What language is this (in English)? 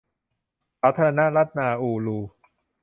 Thai